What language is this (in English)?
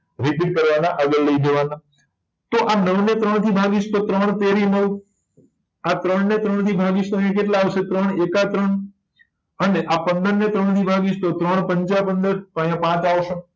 Gujarati